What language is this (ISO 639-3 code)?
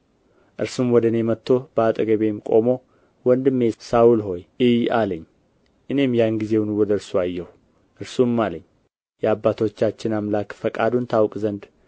amh